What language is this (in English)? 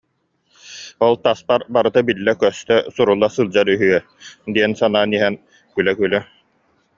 Yakut